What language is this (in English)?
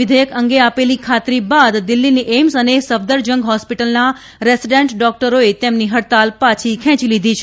Gujarati